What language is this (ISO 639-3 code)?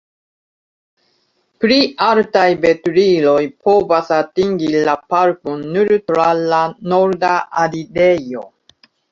epo